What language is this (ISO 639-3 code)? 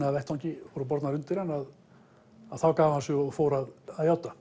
isl